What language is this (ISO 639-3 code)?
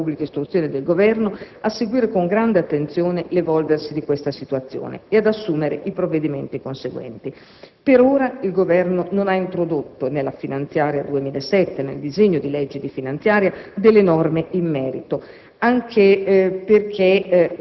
ita